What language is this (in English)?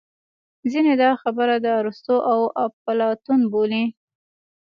Pashto